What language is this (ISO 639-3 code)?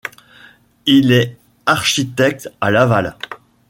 fra